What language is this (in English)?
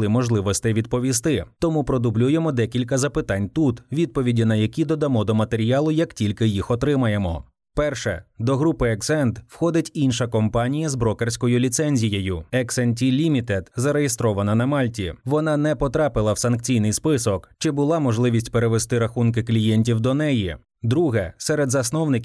Ukrainian